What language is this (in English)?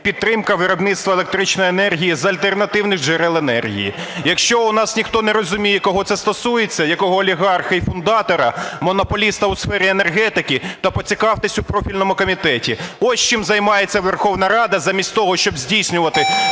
Ukrainian